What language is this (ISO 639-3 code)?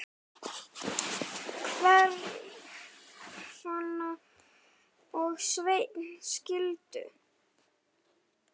isl